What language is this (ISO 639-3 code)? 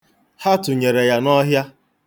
ibo